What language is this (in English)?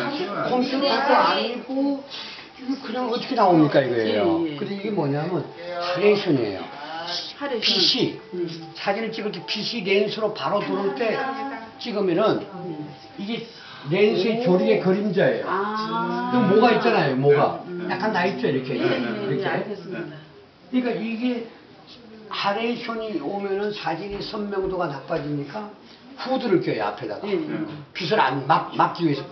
Korean